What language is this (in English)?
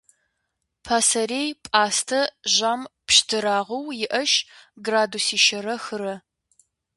Kabardian